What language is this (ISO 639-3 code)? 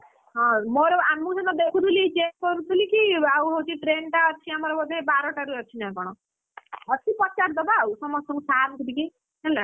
ori